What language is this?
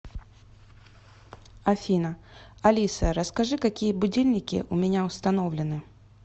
Russian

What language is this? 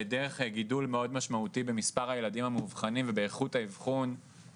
Hebrew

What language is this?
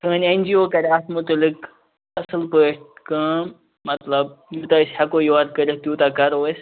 Kashmiri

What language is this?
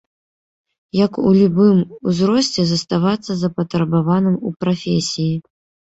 Belarusian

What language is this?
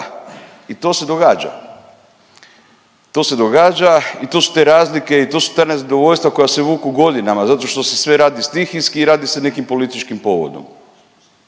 Croatian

